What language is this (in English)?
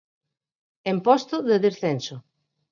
Galician